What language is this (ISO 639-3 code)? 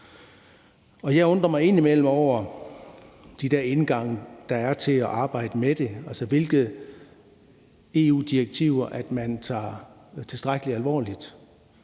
dan